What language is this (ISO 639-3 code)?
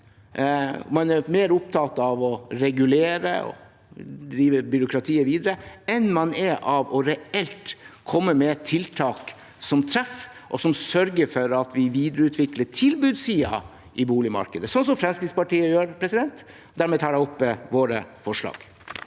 nor